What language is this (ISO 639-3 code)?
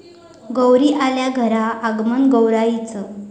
mar